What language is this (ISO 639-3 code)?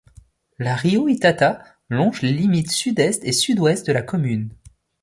fra